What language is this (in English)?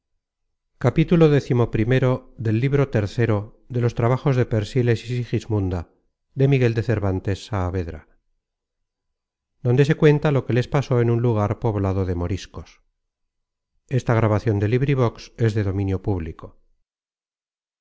Spanish